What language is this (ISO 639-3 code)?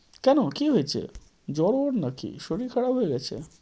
ben